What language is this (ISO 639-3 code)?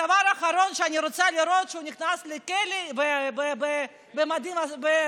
heb